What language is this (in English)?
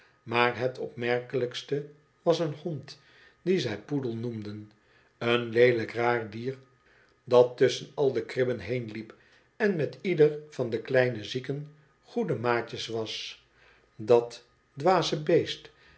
Dutch